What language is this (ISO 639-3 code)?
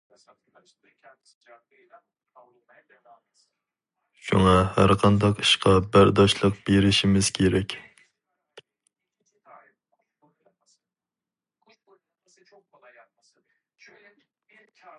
uig